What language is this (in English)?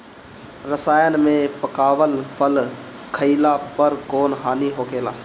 Bhojpuri